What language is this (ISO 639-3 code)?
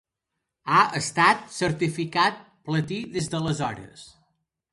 cat